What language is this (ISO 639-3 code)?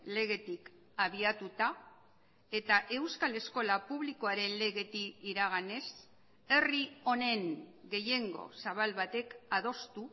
eus